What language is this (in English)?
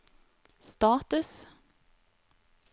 Norwegian